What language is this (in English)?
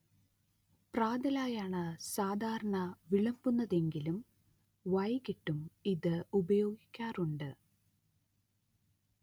Malayalam